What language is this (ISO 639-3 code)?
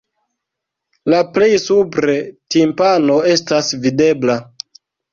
epo